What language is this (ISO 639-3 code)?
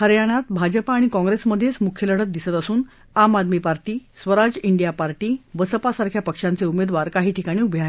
mar